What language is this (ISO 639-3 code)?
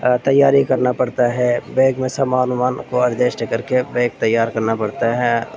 urd